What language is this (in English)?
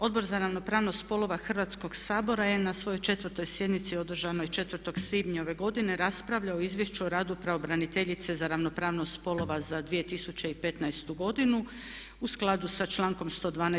Croatian